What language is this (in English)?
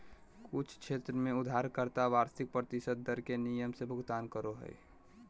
Magahi